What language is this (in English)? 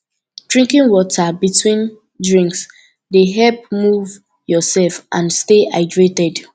Nigerian Pidgin